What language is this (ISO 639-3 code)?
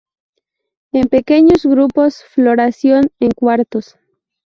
spa